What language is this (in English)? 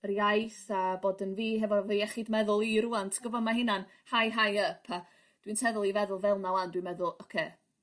Welsh